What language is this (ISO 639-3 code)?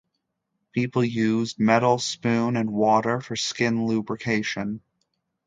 eng